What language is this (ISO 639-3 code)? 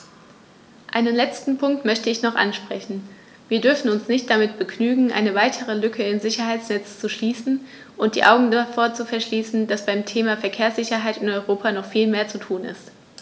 deu